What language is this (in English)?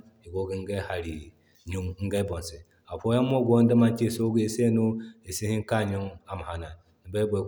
Zarma